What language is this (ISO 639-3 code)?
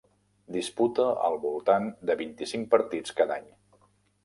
cat